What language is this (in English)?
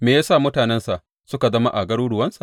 Hausa